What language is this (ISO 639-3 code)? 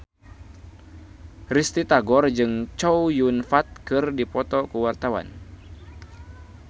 sun